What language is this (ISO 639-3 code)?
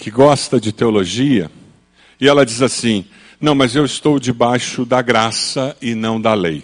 por